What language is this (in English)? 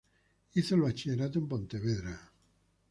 Spanish